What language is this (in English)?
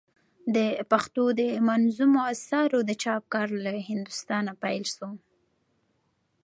Pashto